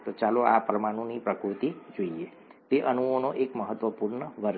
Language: Gujarati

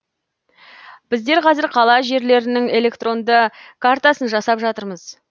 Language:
Kazakh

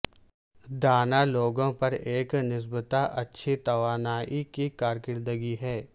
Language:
Urdu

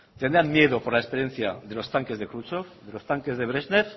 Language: Spanish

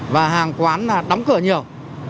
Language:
Vietnamese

